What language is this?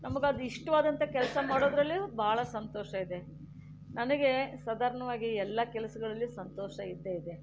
Kannada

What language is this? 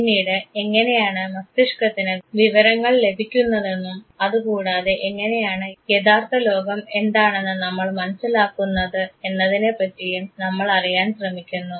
Malayalam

